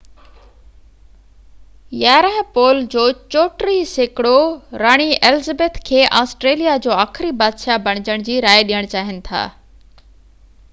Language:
Sindhi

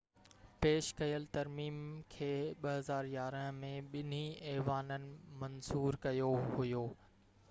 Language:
Sindhi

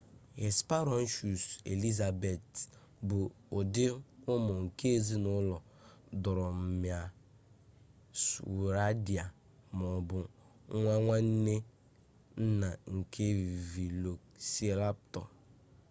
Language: Igbo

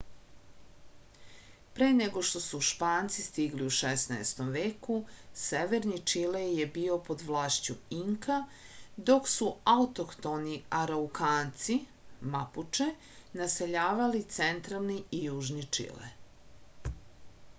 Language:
Serbian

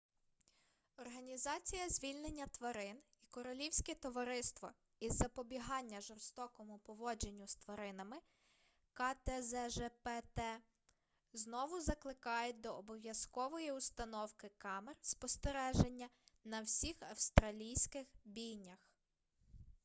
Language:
Ukrainian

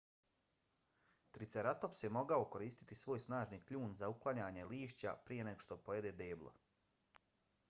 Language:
Bosnian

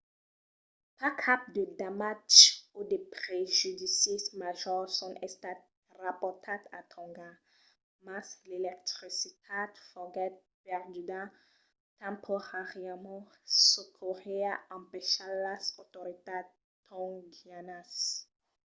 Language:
Occitan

